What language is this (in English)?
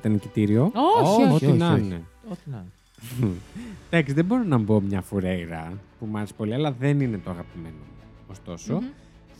Greek